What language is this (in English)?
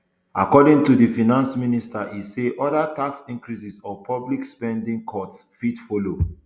Nigerian Pidgin